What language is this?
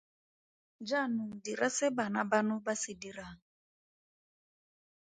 Tswana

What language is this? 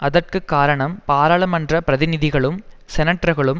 Tamil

